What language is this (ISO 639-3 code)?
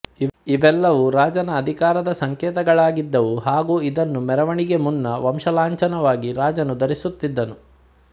kan